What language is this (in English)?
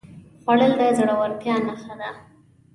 Pashto